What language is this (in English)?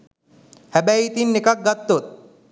Sinhala